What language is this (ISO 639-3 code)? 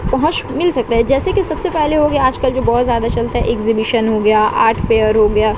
urd